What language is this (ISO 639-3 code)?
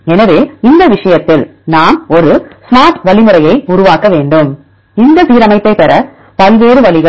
tam